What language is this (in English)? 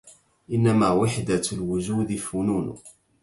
Arabic